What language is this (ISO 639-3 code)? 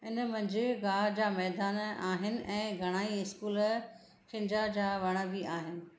snd